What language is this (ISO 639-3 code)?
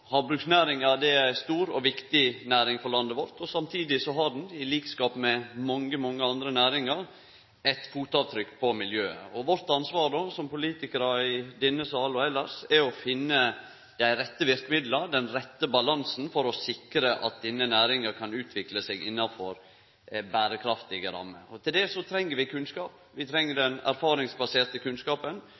nno